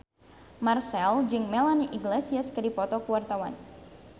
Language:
Sundanese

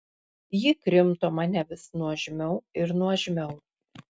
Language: Lithuanian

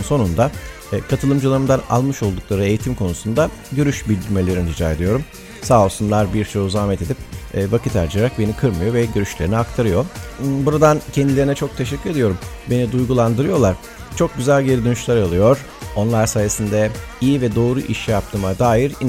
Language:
Turkish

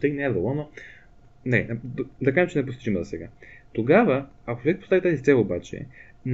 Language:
Bulgarian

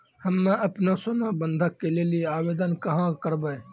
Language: Maithili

